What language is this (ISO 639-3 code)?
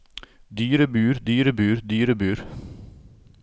nor